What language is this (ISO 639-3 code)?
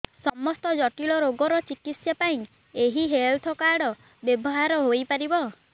ori